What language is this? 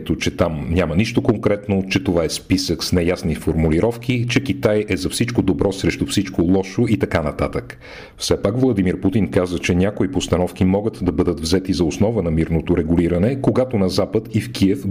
Bulgarian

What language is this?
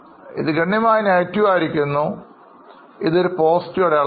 Malayalam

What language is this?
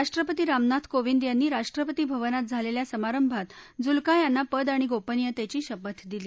Marathi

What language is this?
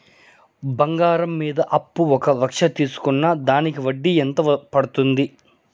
Telugu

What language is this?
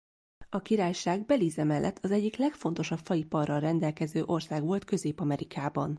Hungarian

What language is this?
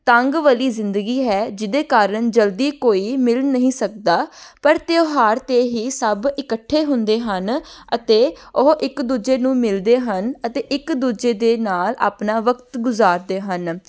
Punjabi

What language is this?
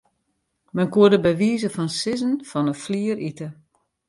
Western Frisian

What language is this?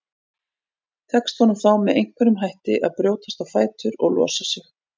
Icelandic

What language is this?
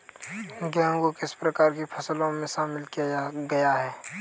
Hindi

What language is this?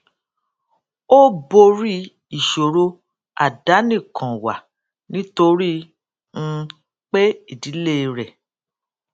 Yoruba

